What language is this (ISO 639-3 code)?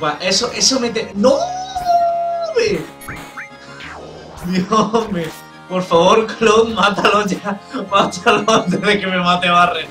spa